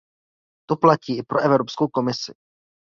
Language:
Czech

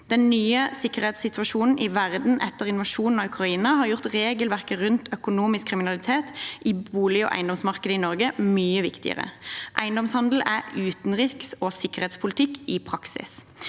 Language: Norwegian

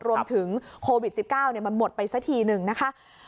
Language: Thai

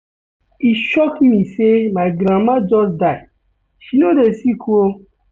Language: Nigerian Pidgin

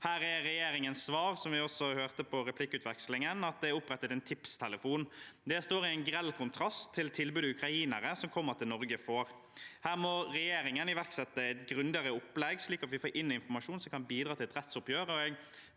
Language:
Norwegian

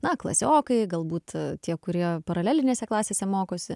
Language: Lithuanian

